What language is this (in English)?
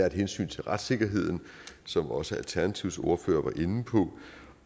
Danish